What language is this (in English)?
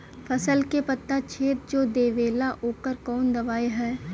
Bhojpuri